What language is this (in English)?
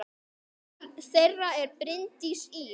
Icelandic